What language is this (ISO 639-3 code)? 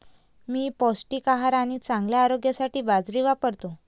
mar